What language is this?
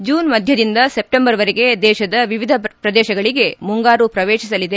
Kannada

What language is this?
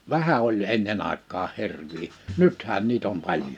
Finnish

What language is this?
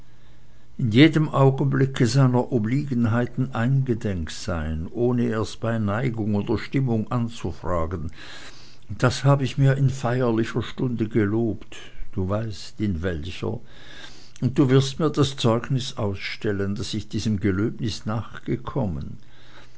German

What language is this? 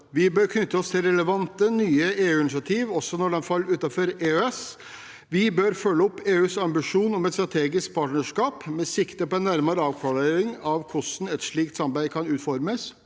Norwegian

